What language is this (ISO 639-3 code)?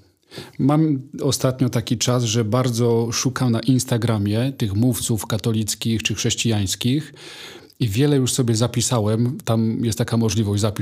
pol